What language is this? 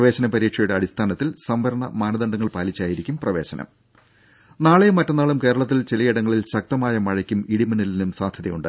Malayalam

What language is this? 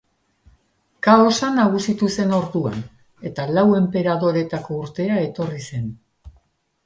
Basque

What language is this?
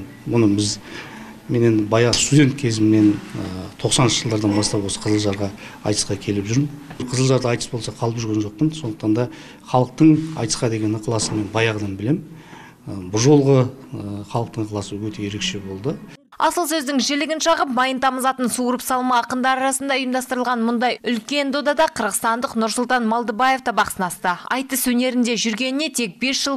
Turkish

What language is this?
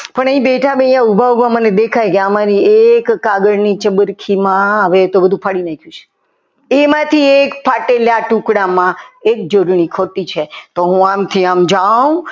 Gujarati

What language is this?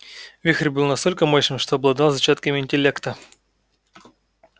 Russian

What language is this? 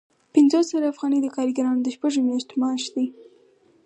Pashto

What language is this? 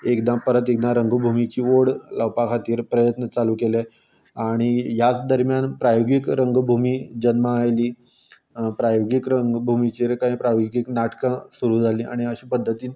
Konkani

